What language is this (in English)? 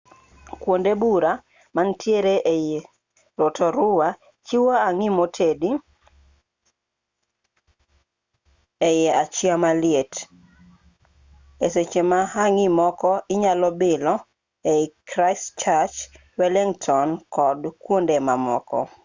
Luo (Kenya and Tanzania)